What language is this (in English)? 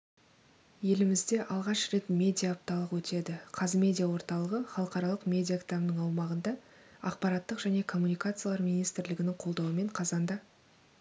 Kazakh